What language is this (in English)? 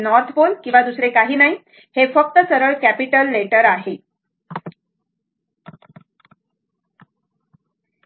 Marathi